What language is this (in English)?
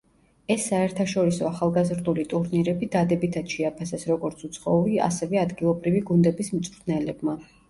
Georgian